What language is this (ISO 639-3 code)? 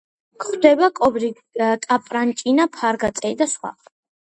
kat